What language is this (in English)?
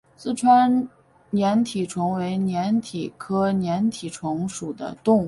Chinese